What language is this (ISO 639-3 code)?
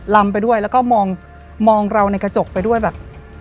tha